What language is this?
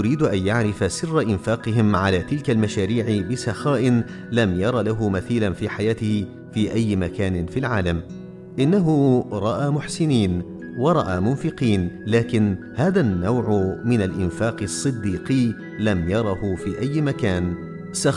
Arabic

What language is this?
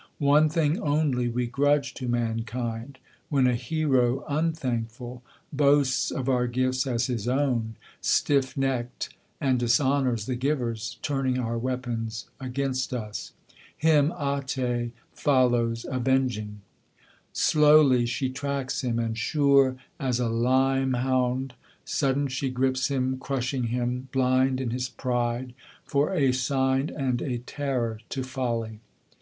English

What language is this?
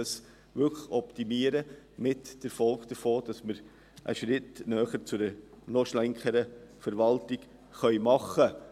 Swiss German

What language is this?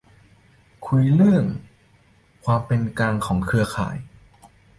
Thai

